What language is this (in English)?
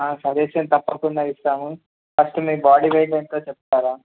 Telugu